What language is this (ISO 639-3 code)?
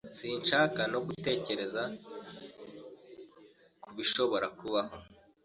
kin